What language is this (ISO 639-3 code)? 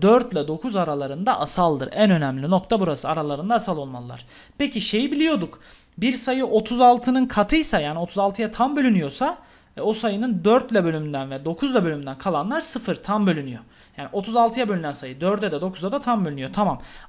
tur